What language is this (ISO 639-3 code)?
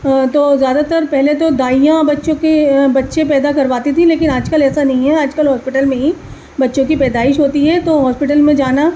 urd